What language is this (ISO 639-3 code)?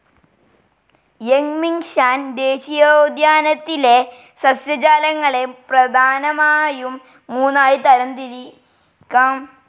mal